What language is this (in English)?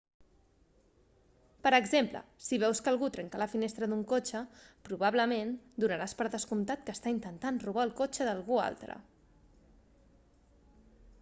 Catalan